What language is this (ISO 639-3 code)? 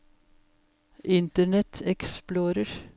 nor